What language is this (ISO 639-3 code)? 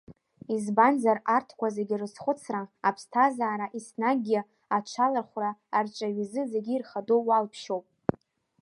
abk